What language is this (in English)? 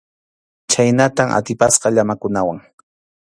Arequipa-La Unión Quechua